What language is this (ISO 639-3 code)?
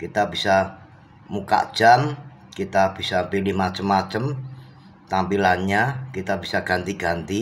ind